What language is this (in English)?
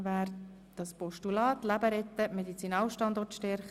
Swiss German